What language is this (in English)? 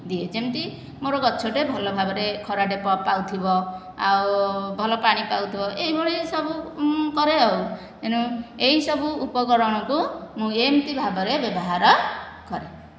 Odia